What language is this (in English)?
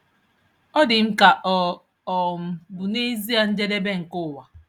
Igbo